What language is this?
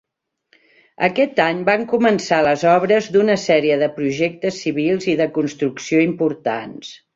Catalan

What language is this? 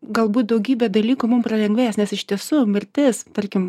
Lithuanian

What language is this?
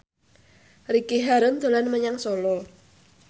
Javanese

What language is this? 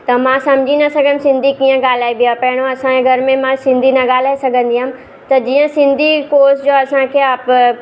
Sindhi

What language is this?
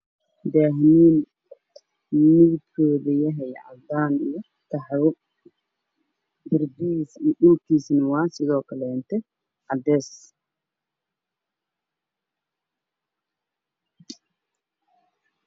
Somali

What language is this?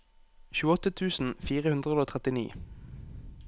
Norwegian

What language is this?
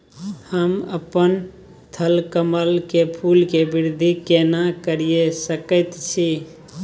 Maithili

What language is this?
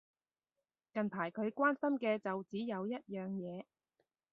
Cantonese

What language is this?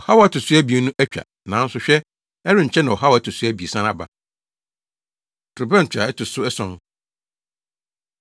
Akan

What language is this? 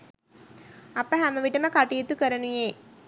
Sinhala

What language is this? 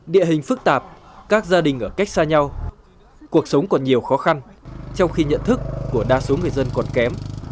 Vietnamese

